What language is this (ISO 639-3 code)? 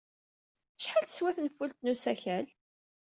kab